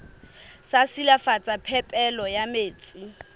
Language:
Southern Sotho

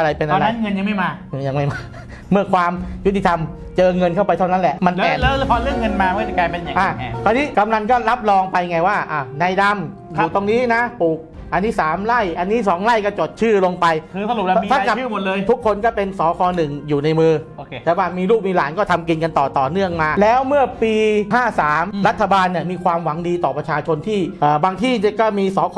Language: Thai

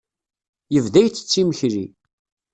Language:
Kabyle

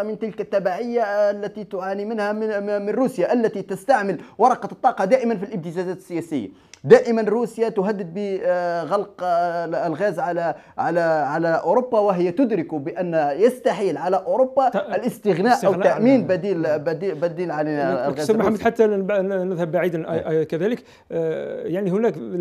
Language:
Arabic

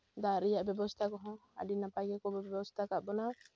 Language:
Santali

